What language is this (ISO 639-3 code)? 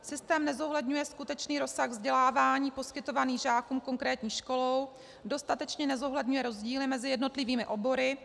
ces